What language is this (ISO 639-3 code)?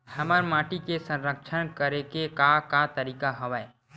hne